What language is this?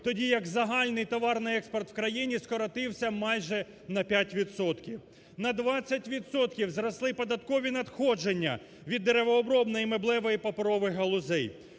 Ukrainian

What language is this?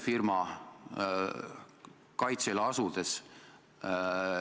Estonian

